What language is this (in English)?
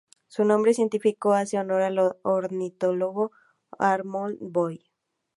Spanish